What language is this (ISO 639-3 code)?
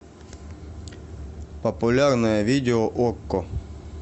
rus